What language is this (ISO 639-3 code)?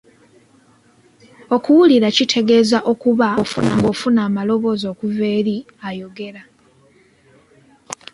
lug